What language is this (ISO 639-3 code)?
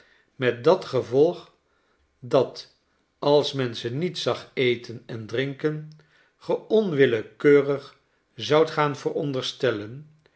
nld